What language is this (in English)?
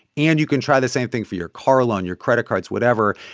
English